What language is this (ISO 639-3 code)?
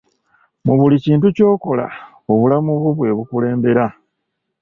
lug